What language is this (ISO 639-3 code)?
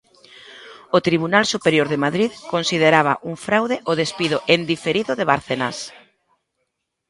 glg